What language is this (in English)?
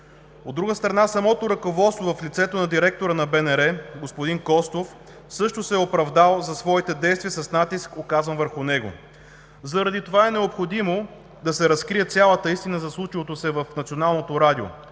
Bulgarian